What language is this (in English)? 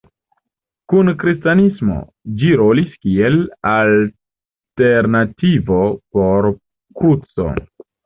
Esperanto